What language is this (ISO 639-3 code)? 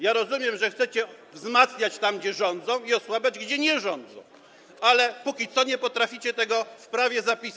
pol